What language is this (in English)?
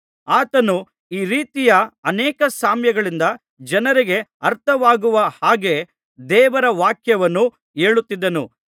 Kannada